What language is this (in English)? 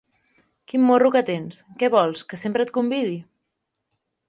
Catalan